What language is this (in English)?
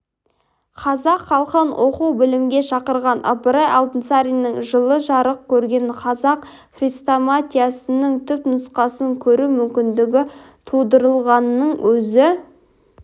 Kazakh